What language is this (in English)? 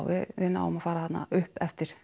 Icelandic